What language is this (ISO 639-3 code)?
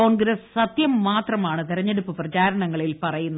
mal